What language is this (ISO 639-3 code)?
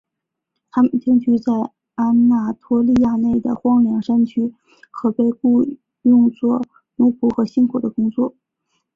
zho